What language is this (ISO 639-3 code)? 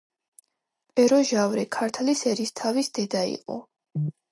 kat